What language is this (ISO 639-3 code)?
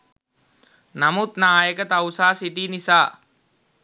sin